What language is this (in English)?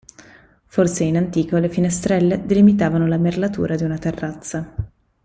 Italian